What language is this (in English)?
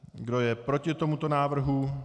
Czech